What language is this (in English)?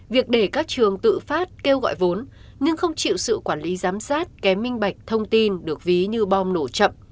Vietnamese